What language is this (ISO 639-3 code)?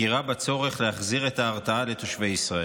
heb